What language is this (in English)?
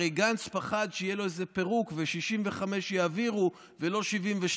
Hebrew